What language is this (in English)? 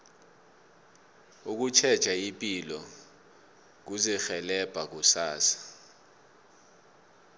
South Ndebele